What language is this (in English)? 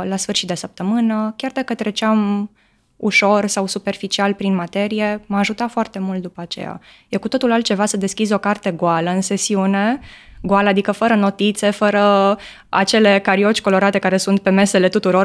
Romanian